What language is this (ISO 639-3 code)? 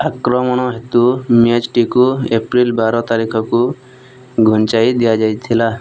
ori